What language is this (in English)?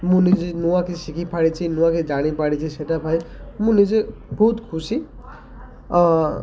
Odia